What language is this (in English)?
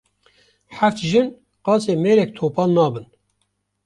Kurdish